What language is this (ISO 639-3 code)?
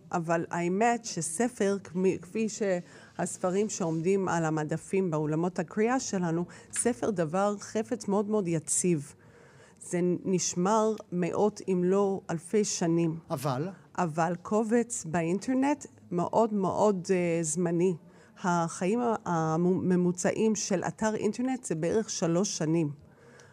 heb